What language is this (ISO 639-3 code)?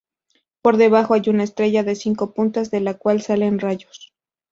spa